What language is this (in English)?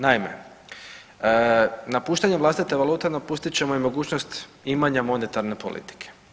Croatian